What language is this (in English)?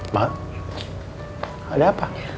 Indonesian